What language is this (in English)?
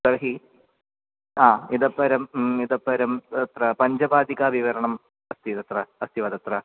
Sanskrit